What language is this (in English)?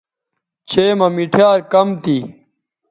Bateri